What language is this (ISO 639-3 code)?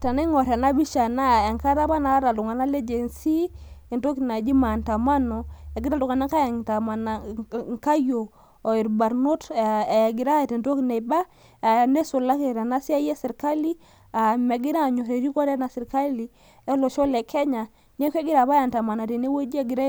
mas